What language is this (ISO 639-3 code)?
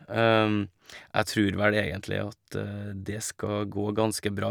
nor